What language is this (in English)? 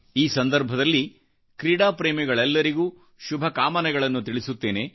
Kannada